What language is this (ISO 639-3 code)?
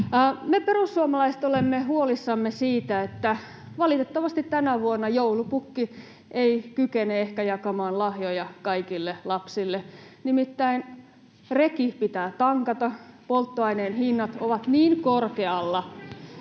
fin